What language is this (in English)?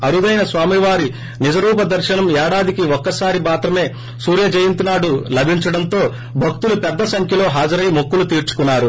Telugu